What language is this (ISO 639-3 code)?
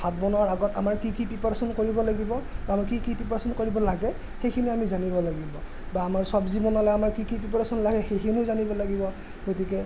asm